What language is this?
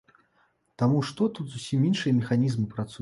Belarusian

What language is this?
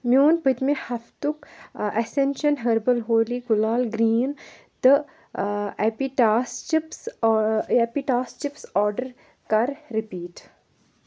Kashmiri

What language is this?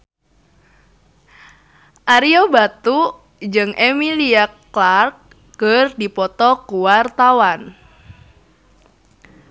Sundanese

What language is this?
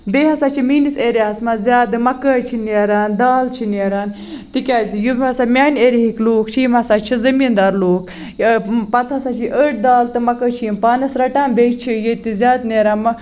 Kashmiri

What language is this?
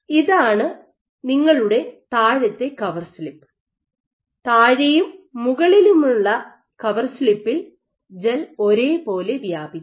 Malayalam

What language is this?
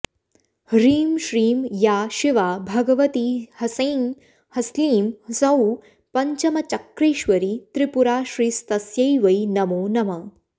Sanskrit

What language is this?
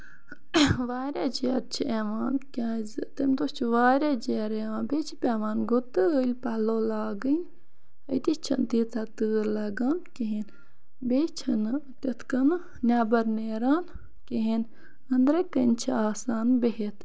Kashmiri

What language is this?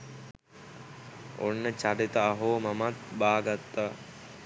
Sinhala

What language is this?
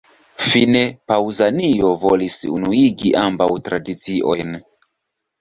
Esperanto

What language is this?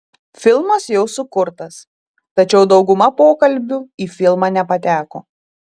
Lithuanian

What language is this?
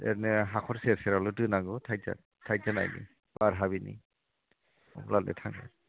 Bodo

